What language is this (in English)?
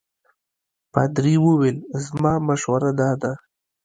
Pashto